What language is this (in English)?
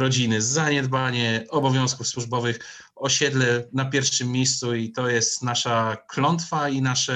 Polish